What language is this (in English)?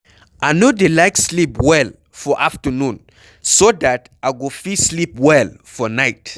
Nigerian Pidgin